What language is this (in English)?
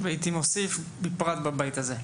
Hebrew